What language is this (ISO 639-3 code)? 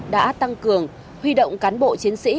vie